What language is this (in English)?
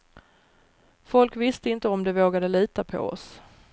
Swedish